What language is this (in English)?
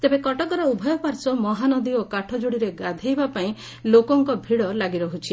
Odia